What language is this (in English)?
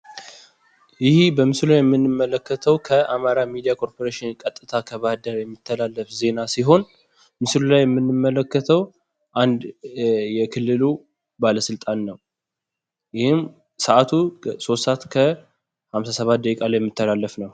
Amharic